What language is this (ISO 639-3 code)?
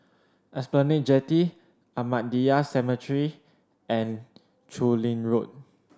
eng